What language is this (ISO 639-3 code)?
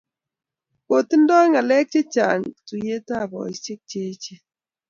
kln